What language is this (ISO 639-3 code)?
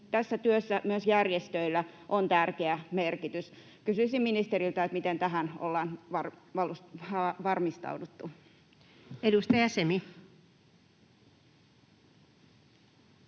fin